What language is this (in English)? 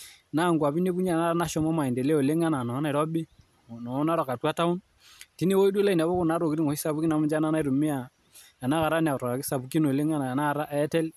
Masai